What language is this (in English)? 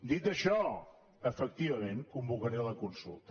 Catalan